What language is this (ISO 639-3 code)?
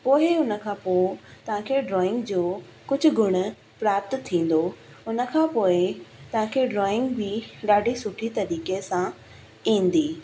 snd